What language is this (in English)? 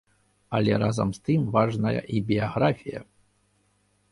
Belarusian